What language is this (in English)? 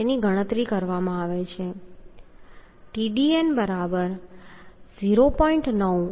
Gujarati